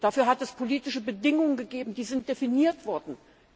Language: German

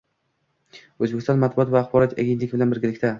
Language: Uzbek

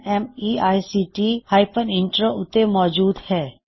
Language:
Punjabi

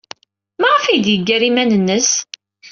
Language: Kabyle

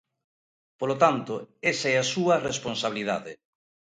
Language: Galician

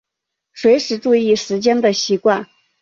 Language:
Chinese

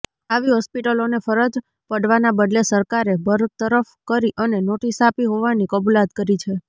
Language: Gujarati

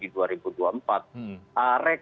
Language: Indonesian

